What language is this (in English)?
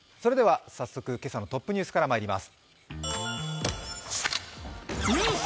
Japanese